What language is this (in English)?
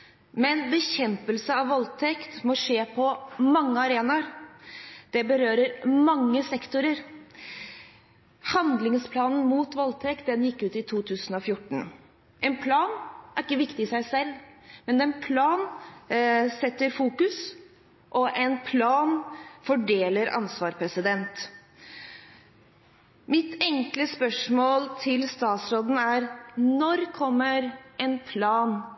Norwegian Bokmål